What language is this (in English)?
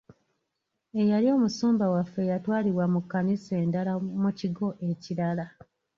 Ganda